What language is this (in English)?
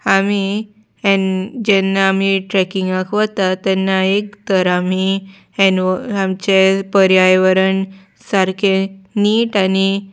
Konkani